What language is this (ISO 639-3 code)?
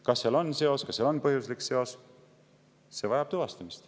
est